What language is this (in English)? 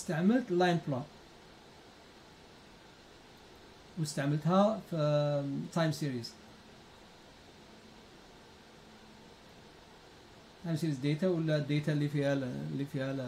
Arabic